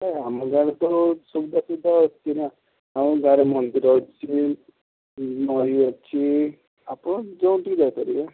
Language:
Odia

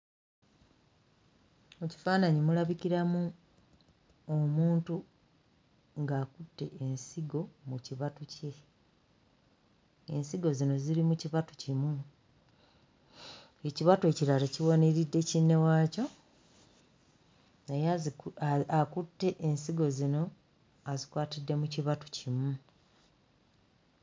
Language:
Ganda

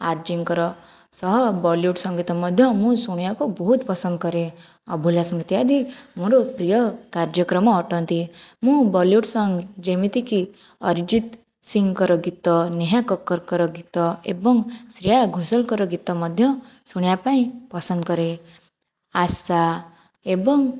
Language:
Odia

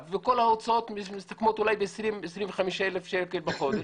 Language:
Hebrew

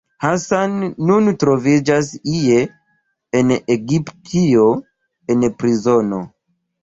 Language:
Esperanto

